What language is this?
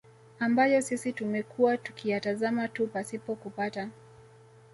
Swahili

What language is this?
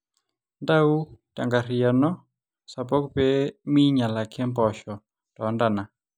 Masai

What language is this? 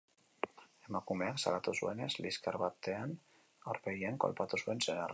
Basque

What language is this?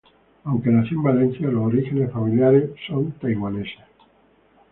Spanish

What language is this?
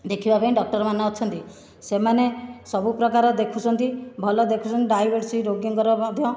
Odia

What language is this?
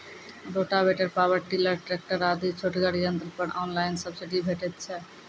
Maithili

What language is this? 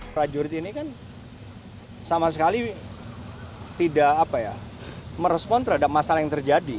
Indonesian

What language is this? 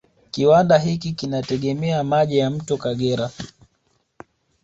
Swahili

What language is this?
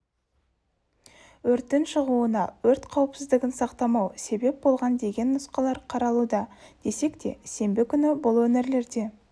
Kazakh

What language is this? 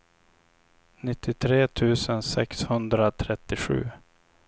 Swedish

